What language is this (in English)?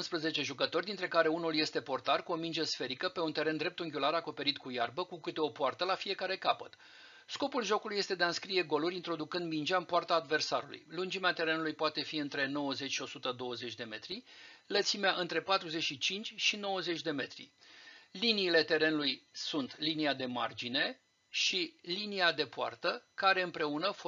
Romanian